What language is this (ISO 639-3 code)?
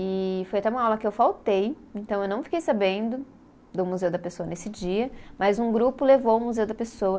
por